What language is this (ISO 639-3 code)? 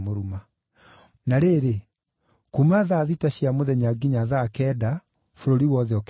kik